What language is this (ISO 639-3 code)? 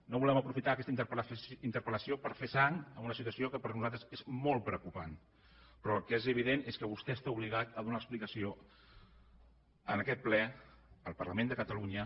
cat